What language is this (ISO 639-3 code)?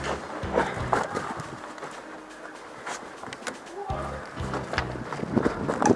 jpn